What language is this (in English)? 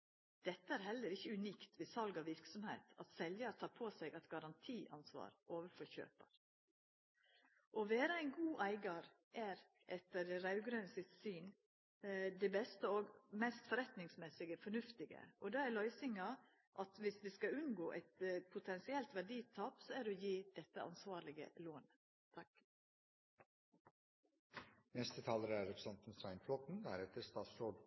Norwegian Nynorsk